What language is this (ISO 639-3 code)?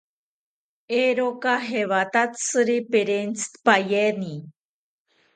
cpy